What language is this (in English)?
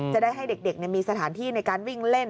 Thai